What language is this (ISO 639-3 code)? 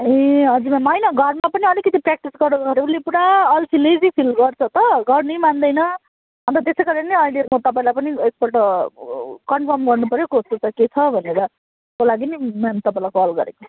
nep